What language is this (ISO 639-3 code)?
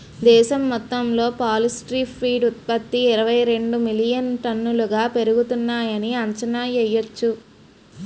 tel